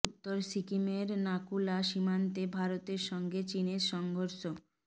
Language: Bangla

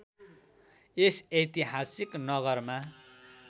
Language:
Nepali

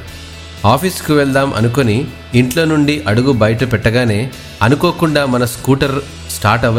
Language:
Telugu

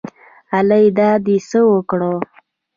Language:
Pashto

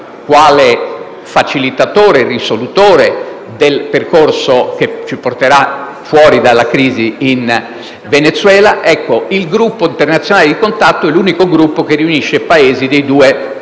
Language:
Italian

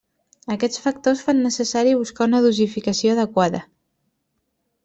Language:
Catalan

